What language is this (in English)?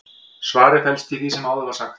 Icelandic